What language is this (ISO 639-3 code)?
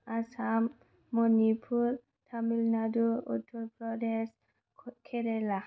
brx